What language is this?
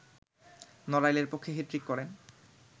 Bangla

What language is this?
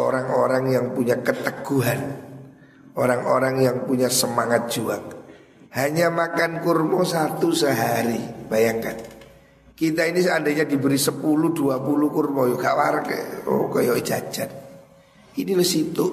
Indonesian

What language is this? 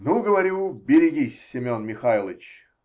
Russian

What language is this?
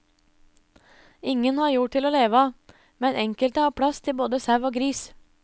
Norwegian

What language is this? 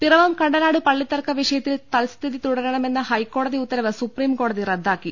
Malayalam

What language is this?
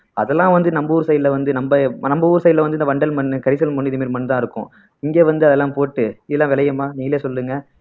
Tamil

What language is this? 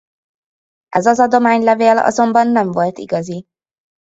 Hungarian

